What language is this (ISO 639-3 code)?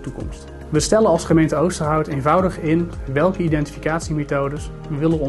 nld